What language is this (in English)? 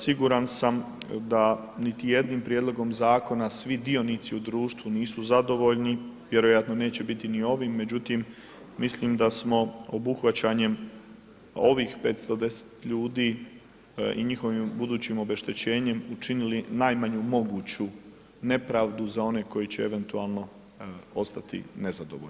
Croatian